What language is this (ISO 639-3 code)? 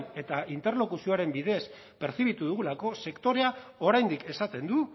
eus